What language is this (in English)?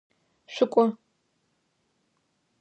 Adyghe